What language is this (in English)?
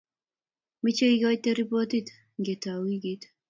Kalenjin